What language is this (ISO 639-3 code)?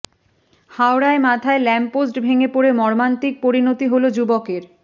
ben